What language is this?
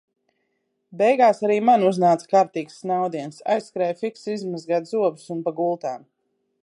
Latvian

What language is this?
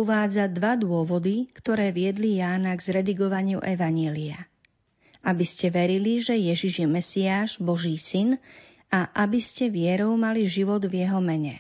Slovak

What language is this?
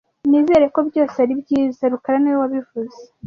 Kinyarwanda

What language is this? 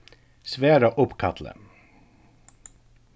Faroese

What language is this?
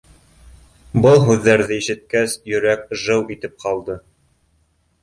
Bashkir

